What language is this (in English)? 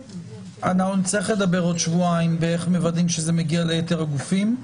Hebrew